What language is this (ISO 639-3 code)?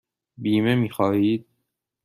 fas